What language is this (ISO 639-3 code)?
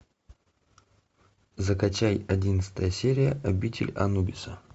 rus